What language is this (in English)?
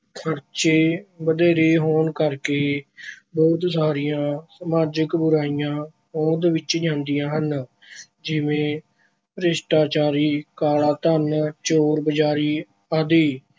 Punjabi